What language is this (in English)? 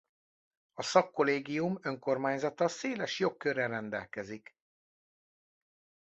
Hungarian